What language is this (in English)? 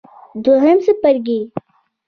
Pashto